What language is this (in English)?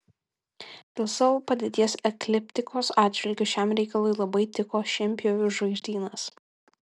Lithuanian